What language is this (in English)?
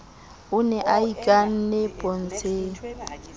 Southern Sotho